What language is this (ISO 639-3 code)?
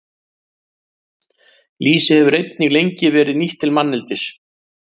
isl